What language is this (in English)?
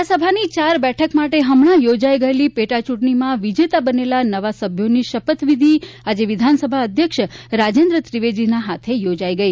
Gujarati